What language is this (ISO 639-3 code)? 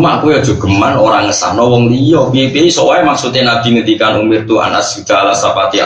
ind